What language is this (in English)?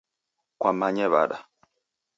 Taita